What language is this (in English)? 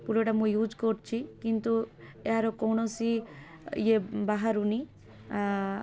Odia